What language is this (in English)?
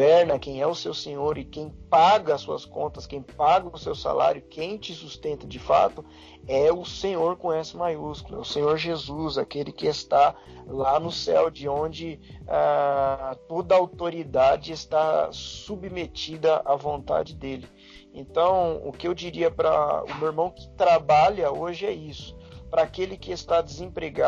Portuguese